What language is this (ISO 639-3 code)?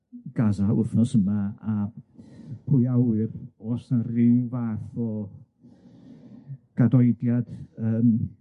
cym